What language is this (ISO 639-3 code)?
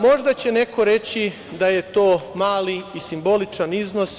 srp